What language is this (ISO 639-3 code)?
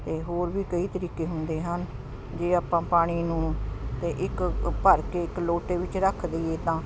pan